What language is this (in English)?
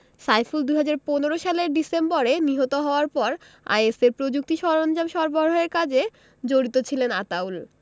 Bangla